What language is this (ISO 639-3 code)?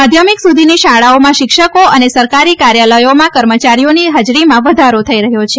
guj